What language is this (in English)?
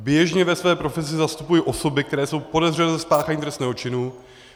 Czech